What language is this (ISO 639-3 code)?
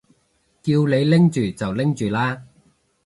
yue